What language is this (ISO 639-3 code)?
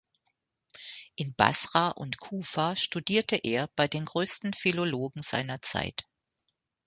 deu